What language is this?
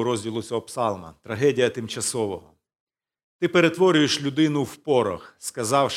Ukrainian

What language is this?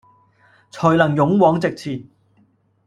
Cantonese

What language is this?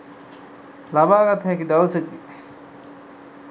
Sinhala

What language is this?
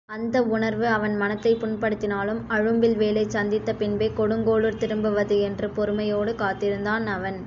Tamil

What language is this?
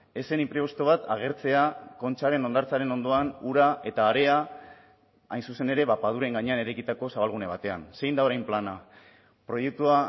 Basque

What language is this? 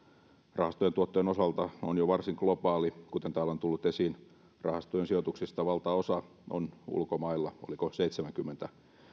Finnish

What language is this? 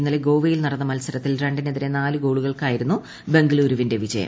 Malayalam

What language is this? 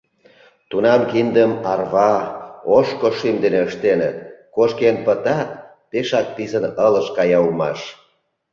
Mari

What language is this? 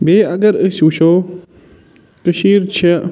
Kashmiri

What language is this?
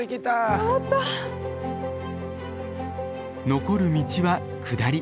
Japanese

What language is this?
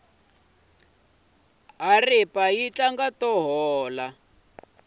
Tsonga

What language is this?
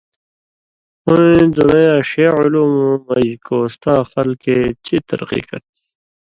Indus Kohistani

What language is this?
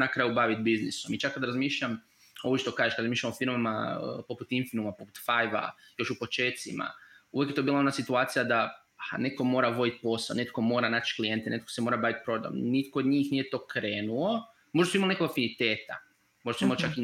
Croatian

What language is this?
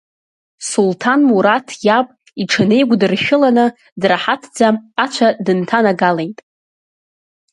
Abkhazian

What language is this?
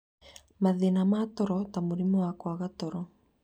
Kikuyu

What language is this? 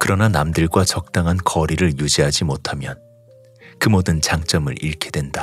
Korean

